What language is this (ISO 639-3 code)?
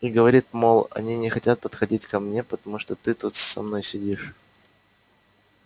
rus